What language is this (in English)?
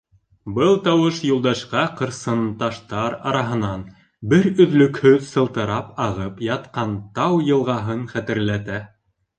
Bashkir